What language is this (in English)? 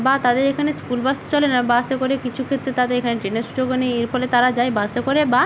Bangla